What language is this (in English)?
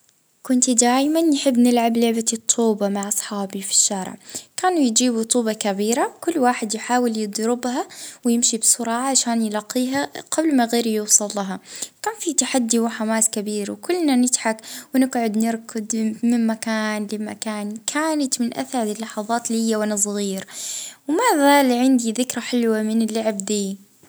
Libyan Arabic